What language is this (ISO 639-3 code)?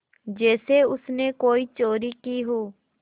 hin